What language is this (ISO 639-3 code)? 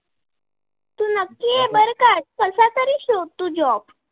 mar